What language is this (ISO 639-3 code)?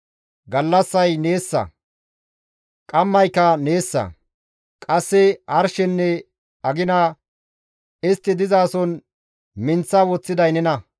gmv